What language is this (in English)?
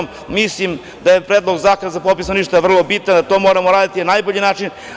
Serbian